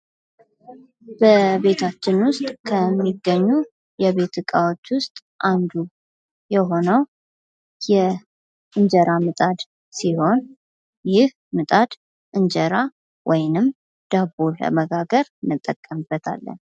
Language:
Amharic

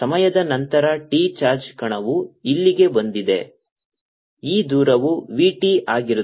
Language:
Kannada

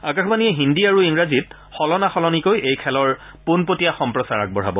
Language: Assamese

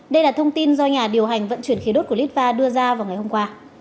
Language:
Vietnamese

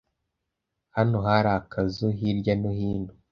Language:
Kinyarwanda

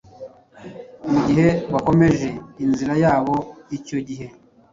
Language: Kinyarwanda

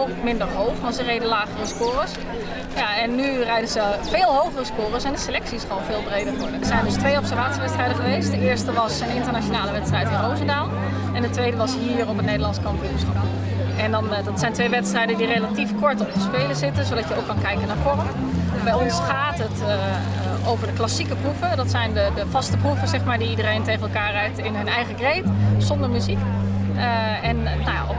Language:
Dutch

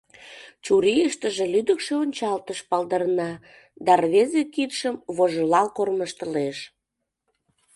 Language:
Mari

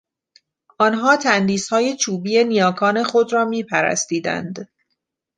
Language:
Persian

